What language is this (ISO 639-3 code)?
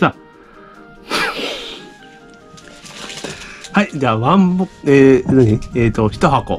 jpn